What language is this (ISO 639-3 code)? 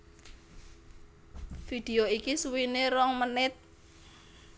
jav